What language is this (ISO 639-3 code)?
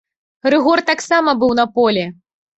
bel